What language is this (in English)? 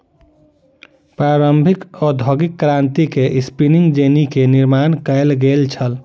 Maithili